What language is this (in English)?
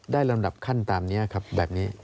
Thai